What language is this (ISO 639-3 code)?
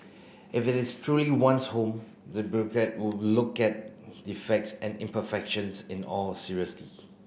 eng